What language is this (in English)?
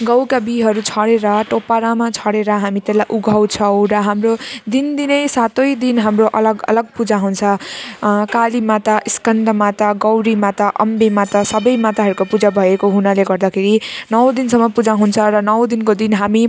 Nepali